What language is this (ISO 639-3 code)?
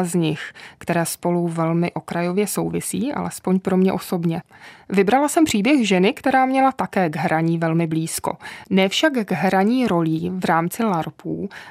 ces